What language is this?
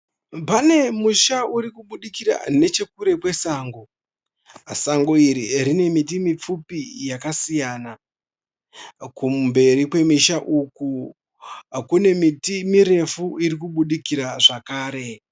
Shona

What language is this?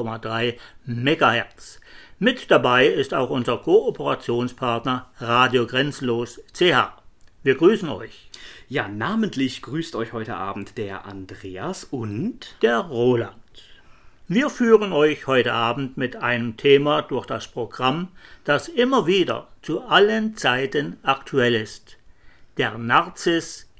German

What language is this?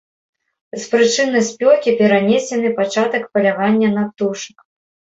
Belarusian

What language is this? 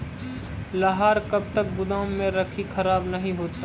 Maithili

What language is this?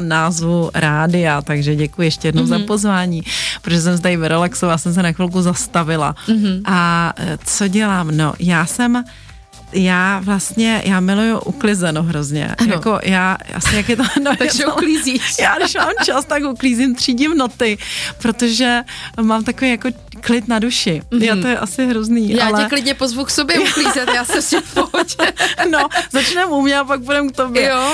Czech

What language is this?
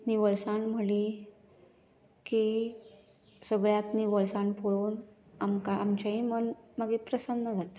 Konkani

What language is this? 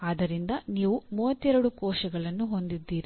Kannada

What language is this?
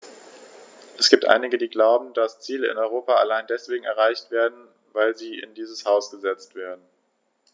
German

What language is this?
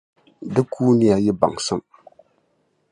Dagbani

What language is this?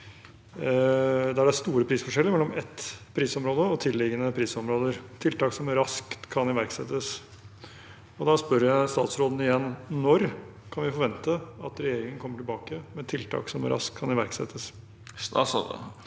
Norwegian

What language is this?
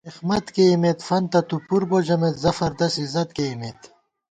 Gawar-Bati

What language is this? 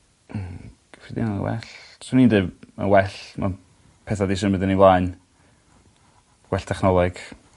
Welsh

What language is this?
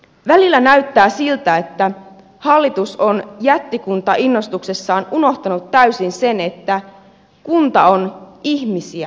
Finnish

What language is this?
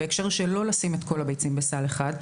Hebrew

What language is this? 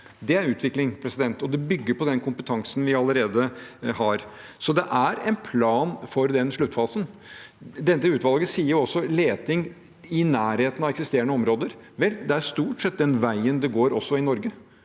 Norwegian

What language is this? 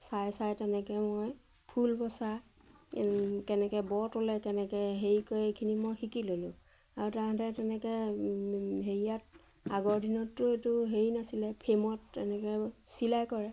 Assamese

